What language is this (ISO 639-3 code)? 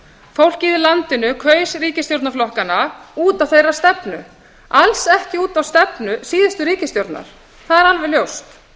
isl